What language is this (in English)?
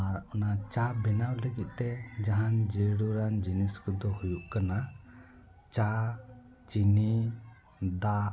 Santali